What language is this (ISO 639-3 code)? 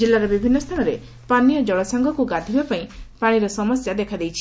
ori